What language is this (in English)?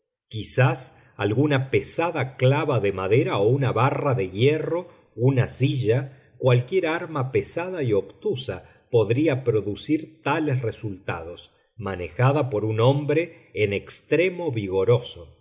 Spanish